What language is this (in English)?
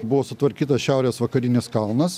Lithuanian